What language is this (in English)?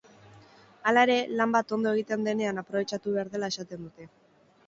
Basque